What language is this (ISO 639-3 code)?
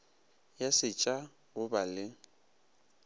nso